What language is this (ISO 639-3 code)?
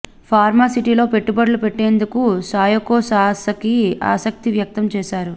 tel